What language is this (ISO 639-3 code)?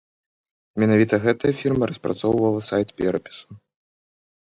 bel